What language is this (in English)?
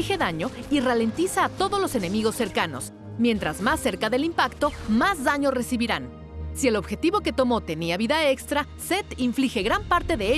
Spanish